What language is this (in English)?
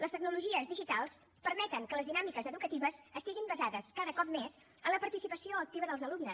Catalan